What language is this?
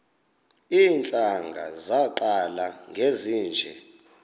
Xhosa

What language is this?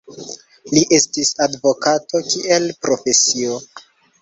Esperanto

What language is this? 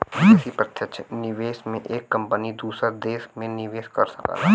Bhojpuri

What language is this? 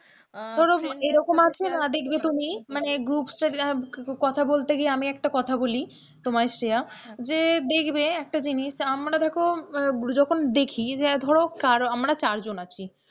Bangla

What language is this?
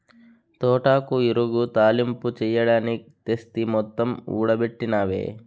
Telugu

